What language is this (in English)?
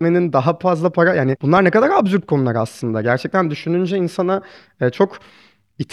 Turkish